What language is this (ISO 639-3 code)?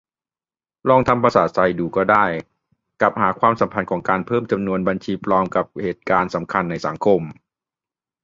tha